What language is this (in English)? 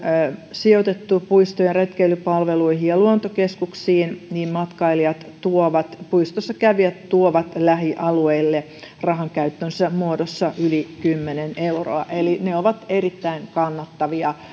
Finnish